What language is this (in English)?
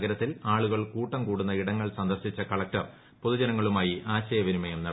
Malayalam